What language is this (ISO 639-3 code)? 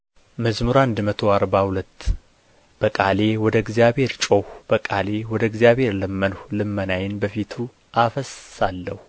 amh